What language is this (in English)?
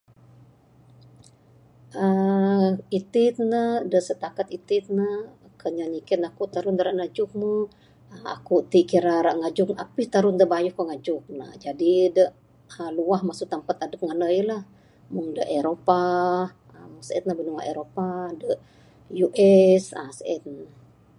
Bukar-Sadung Bidayuh